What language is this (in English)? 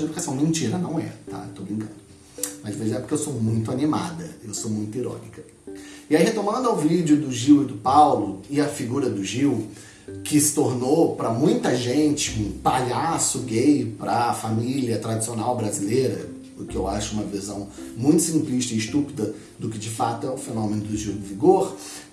Portuguese